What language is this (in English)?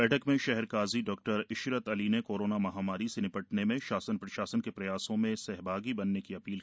Hindi